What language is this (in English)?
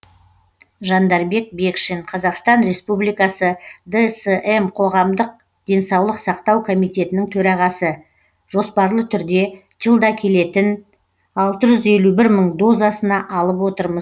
Kazakh